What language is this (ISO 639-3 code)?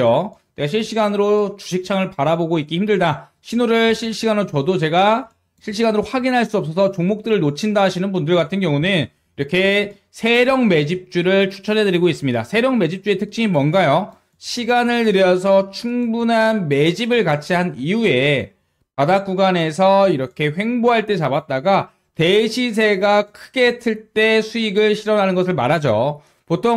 kor